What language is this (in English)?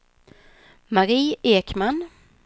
Swedish